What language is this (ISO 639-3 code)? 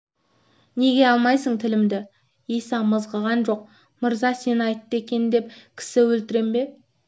kaz